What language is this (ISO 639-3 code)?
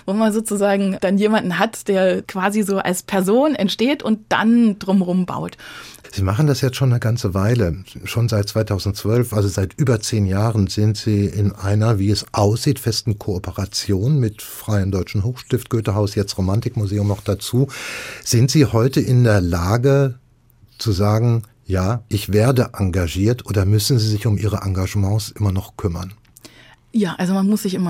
deu